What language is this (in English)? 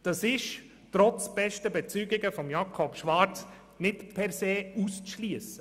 Swiss German